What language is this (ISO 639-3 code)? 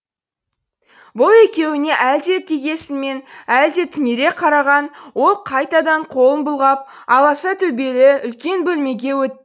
kaz